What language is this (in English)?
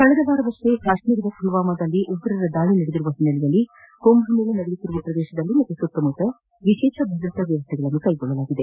Kannada